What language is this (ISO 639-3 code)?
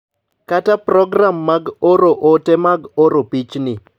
luo